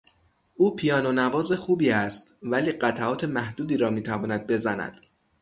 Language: Persian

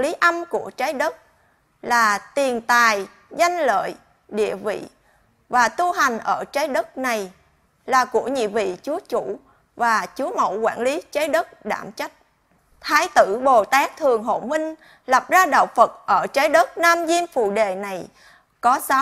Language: Vietnamese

